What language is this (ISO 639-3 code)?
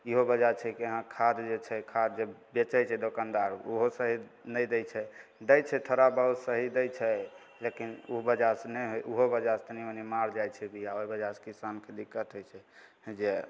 mai